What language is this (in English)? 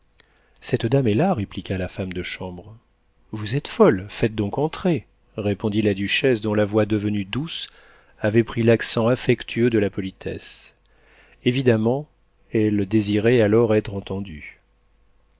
French